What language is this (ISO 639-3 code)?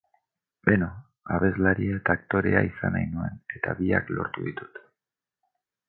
eus